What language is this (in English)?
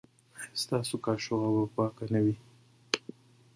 Pashto